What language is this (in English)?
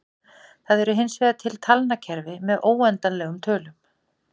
Icelandic